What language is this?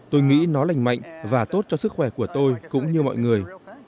Vietnamese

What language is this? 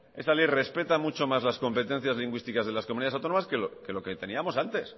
Spanish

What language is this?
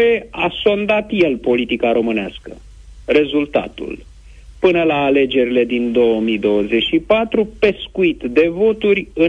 Romanian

